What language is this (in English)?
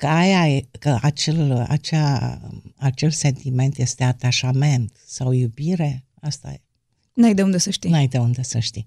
Romanian